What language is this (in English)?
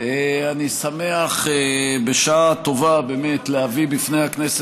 Hebrew